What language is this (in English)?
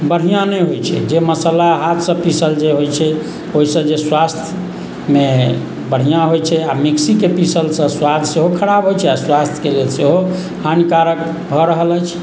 Maithili